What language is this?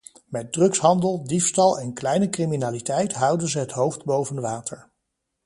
Dutch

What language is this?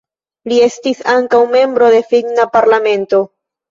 Esperanto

